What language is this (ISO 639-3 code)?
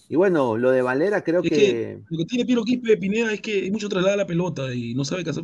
spa